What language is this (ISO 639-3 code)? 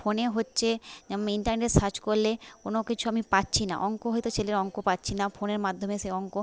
ben